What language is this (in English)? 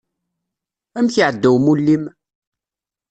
Kabyle